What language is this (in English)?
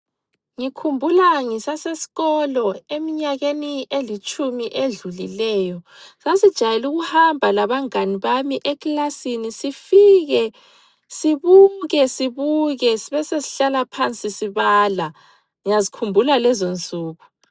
North Ndebele